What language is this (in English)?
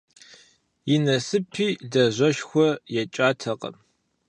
Kabardian